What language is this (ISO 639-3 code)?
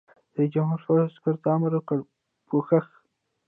pus